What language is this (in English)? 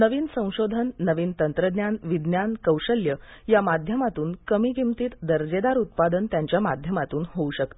Marathi